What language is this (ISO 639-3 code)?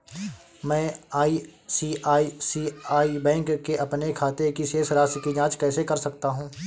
hin